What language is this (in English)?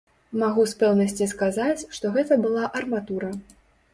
Belarusian